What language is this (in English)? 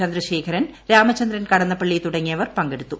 Malayalam